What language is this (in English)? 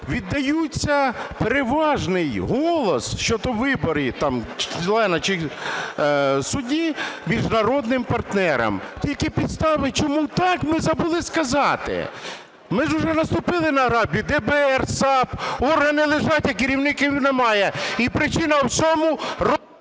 Ukrainian